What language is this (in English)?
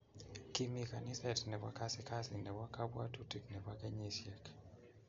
Kalenjin